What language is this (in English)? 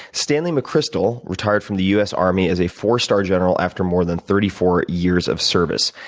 English